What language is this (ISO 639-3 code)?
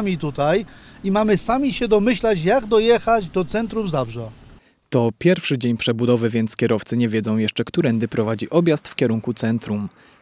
pol